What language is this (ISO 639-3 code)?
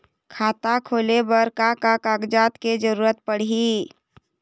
hne